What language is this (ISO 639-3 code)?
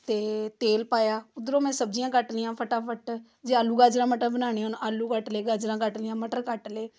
pan